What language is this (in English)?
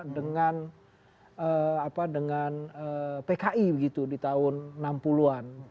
Indonesian